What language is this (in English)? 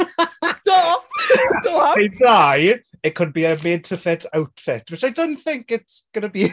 Welsh